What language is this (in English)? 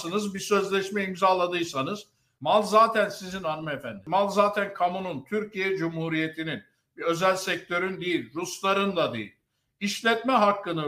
Turkish